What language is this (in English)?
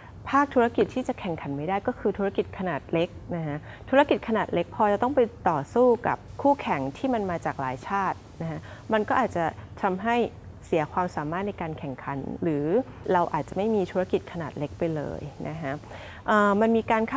Thai